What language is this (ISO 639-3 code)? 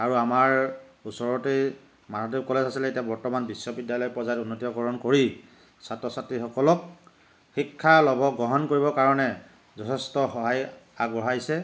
asm